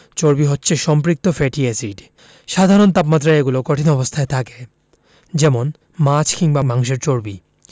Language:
Bangla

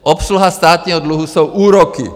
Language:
Czech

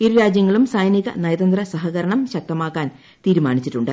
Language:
Malayalam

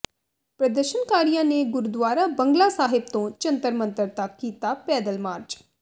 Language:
Punjabi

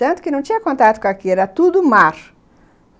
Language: Portuguese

